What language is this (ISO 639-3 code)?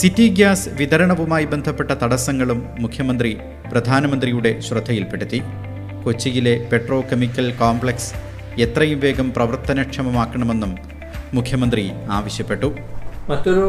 mal